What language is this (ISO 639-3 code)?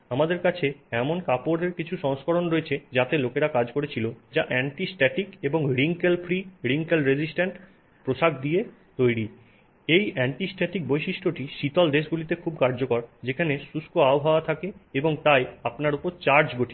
ben